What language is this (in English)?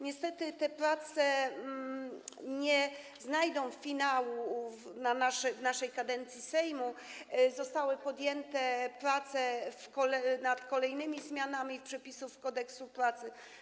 Polish